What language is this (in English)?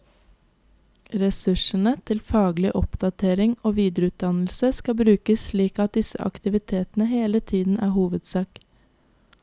Norwegian